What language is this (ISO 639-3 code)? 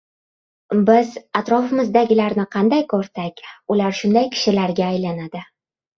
uzb